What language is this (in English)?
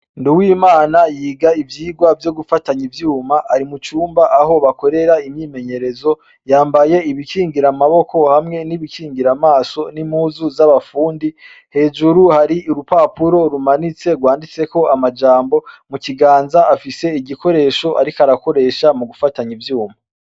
Rundi